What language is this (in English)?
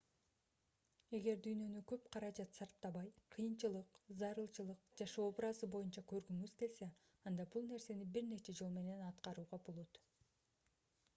Kyrgyz